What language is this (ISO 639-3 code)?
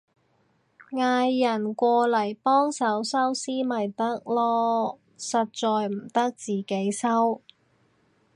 yue